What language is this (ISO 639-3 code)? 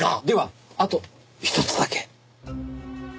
jpn